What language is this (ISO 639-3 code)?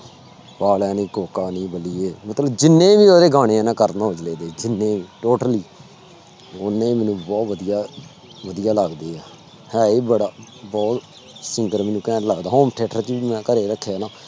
pan